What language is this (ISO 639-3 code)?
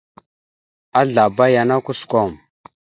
mxu